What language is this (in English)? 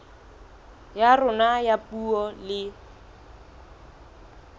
Southern Sotho